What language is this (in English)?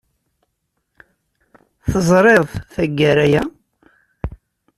Kabyle